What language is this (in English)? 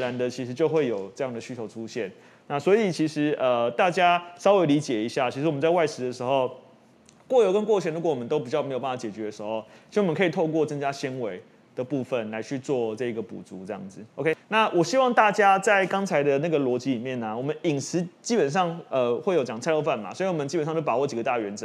Chinese